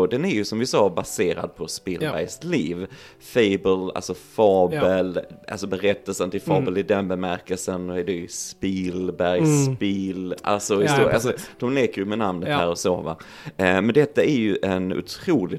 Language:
Swedish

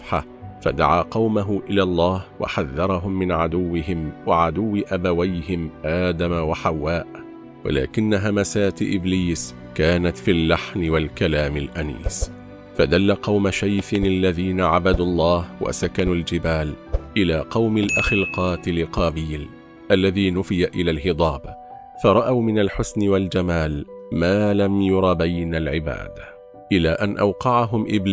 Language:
Arabic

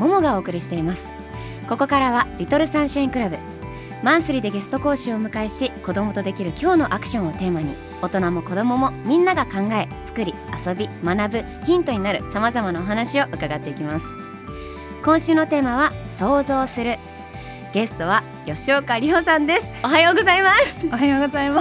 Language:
Japanese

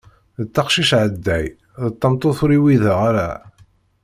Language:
Kabyle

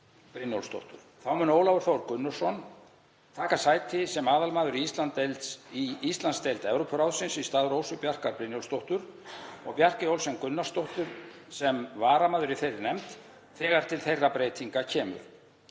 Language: Icelandic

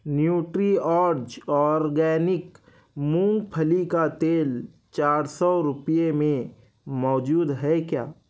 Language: Urdu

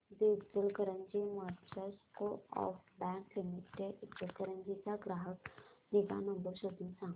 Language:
Marathi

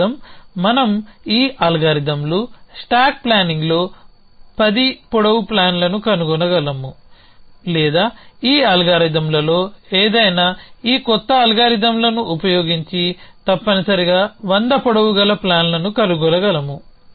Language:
Telugu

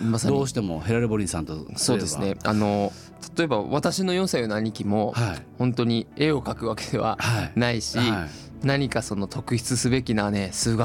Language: Japanese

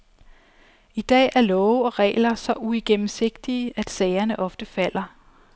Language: Danish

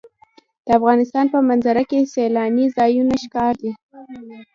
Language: Pashto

